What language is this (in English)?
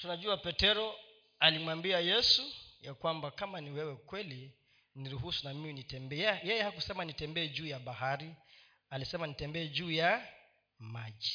Swahili